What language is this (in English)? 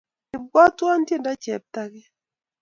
Kalenjin